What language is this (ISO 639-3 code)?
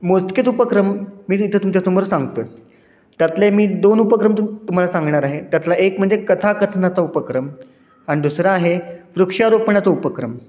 mar